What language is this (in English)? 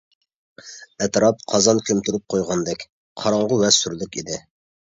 Uyghur